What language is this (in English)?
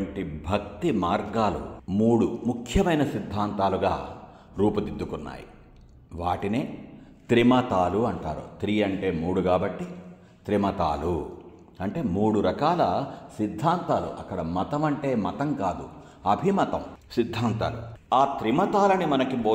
Telugu